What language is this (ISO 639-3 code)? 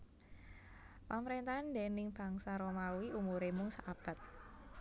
jav